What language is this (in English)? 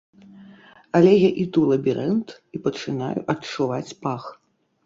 Belarusian